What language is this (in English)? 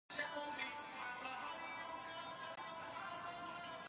Pashto